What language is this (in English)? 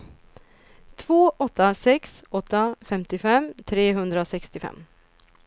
Swedish